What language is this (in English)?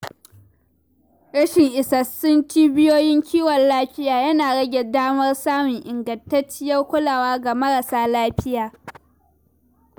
Hausa